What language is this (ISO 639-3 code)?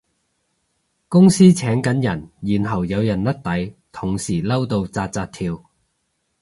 yue